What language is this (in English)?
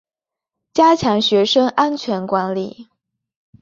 Chinese